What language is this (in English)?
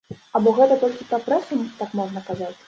Belarusian